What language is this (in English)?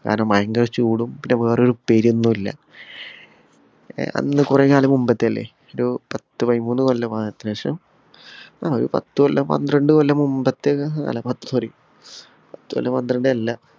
Malayalam